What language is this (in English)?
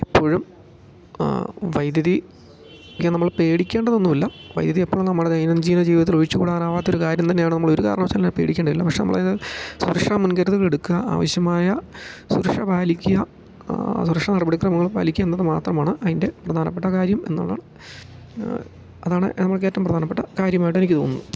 Malayalam